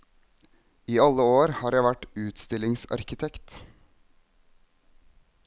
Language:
Norwegian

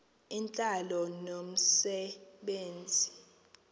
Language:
Xhosa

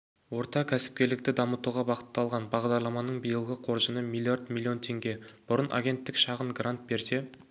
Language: Kazakh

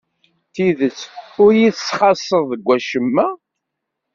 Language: Kabyle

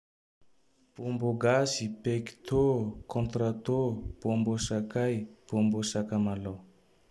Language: Tandroy-Mahafaly Malagasy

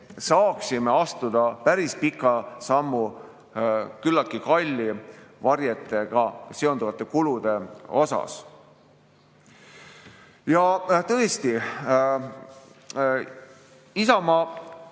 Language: Estonian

